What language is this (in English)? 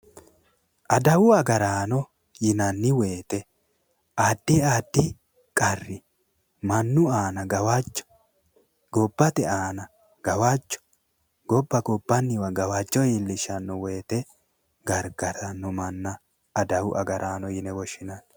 Sidamo